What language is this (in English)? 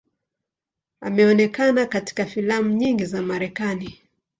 Swahili